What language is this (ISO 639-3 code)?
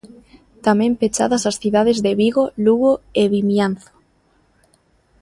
glg